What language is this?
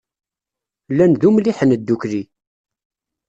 Kabyle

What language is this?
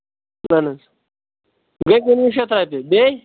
Kashmiri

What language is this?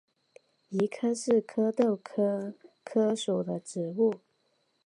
Chinese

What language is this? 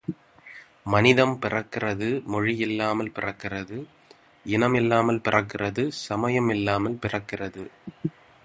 Tamil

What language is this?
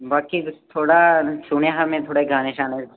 Dogri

